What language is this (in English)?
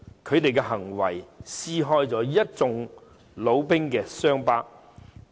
Cantonese